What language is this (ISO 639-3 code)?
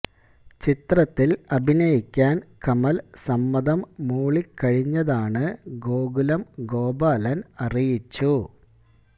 mal